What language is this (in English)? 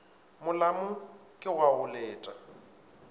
Northern Sotho